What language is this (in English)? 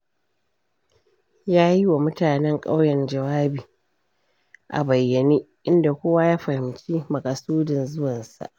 Hausa